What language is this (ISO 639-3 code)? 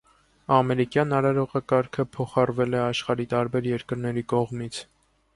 hye